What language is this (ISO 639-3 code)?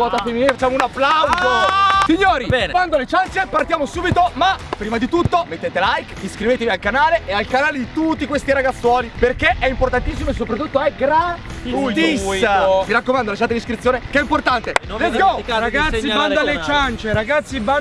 ita